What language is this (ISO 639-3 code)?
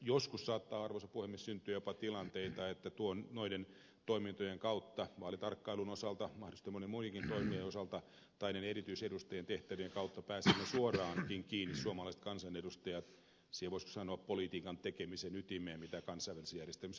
fin